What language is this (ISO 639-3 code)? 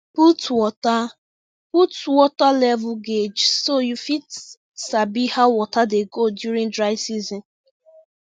pcm